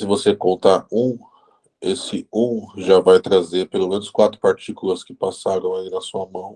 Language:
Portuguese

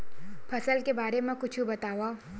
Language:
Chhattisgarhi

